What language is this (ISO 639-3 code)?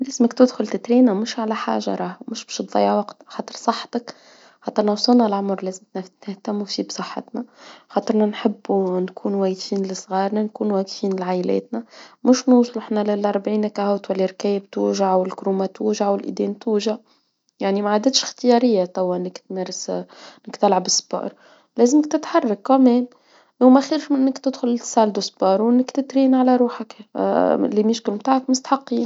aeb